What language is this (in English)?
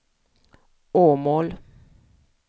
Swedish